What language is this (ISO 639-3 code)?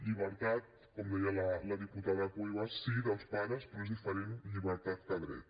cat